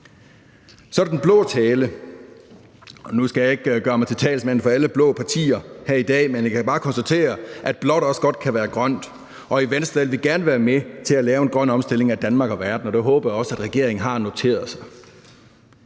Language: Danish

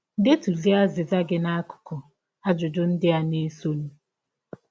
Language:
Igbo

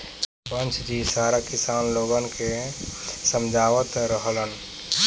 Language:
Bhojpuri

